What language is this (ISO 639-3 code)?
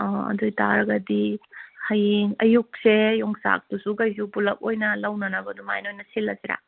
mni